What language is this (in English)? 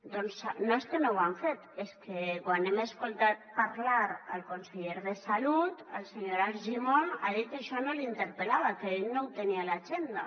Catalan